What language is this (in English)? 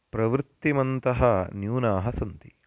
Sanskrit